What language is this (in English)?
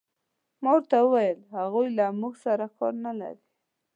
Pashto